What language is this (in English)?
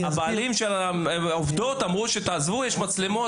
Hebrew